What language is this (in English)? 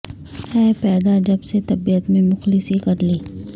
Urdu